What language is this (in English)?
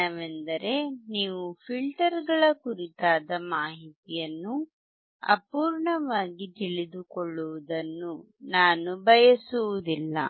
Kannada